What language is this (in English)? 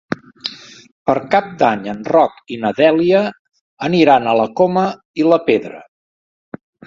Catalan